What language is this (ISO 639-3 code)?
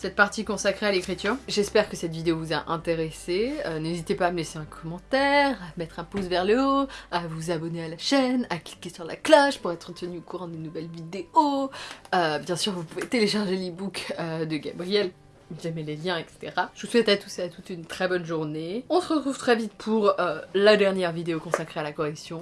fra